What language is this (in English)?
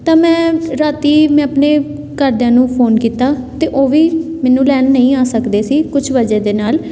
Punjabi